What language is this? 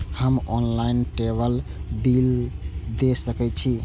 Maithili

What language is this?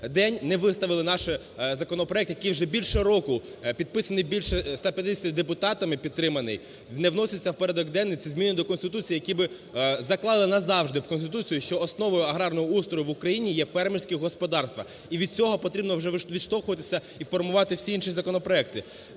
Ukrainian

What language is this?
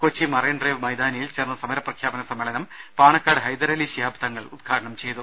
Malayalam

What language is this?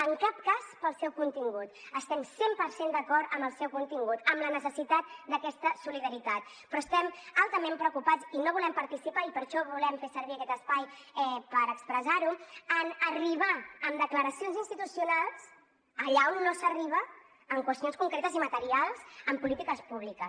Catalan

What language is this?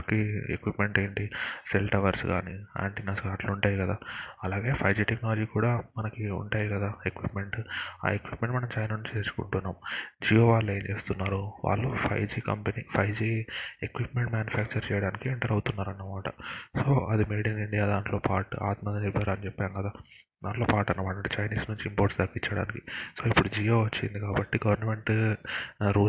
Telugu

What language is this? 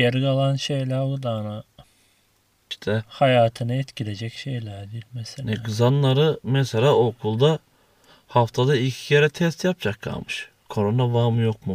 Turkish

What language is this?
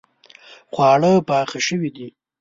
Pashto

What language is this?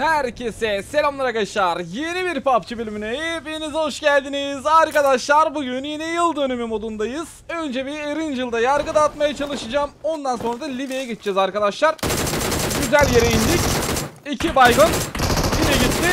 Turkish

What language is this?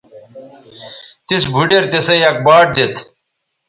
Bateri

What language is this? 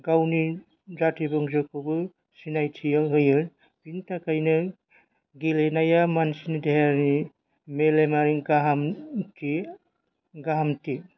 Bodo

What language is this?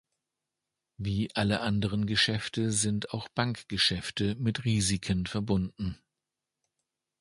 German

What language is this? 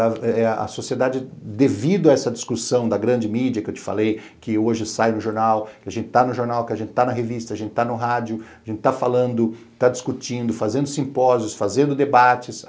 Portuguese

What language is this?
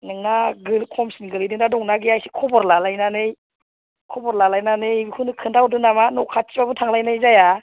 Bodo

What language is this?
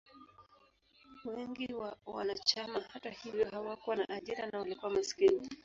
Swahili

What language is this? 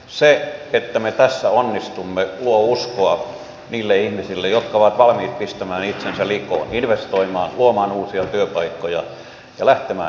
Finnish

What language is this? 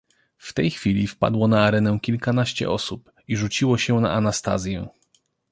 Polish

